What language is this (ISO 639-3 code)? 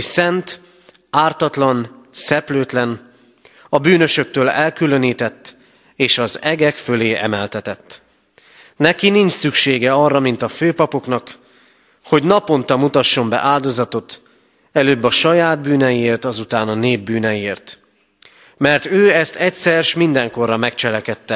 hun